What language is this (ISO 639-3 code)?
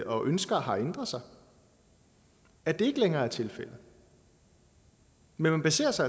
dan